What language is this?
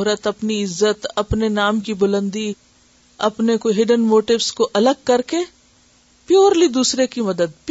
Urdu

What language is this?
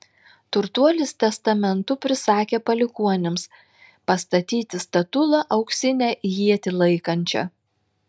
Lithuanian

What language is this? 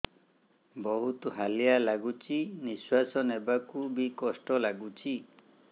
Odia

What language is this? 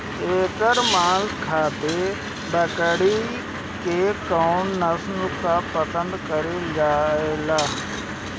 Bhojpuri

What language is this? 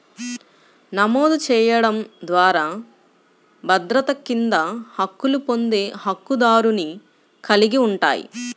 Telugu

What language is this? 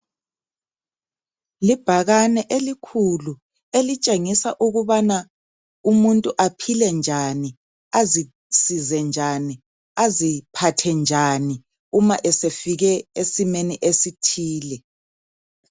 North Ndebele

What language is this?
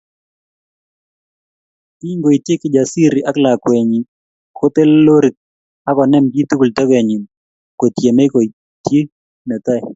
Kalenjin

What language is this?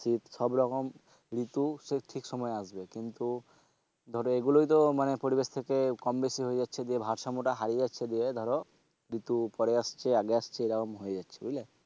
Bangla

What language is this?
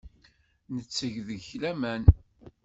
Kabyle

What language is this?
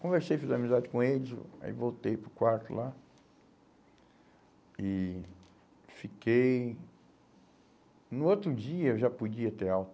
Portuguese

